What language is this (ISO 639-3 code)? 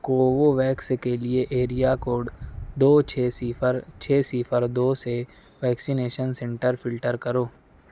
urd